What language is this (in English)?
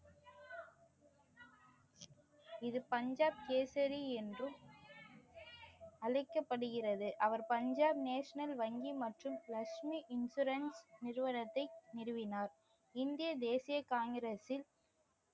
Tamil